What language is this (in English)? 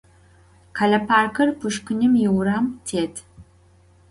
Adyghe